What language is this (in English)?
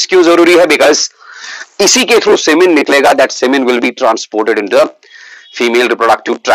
Hindi